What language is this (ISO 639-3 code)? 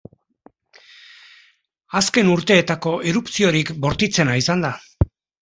eus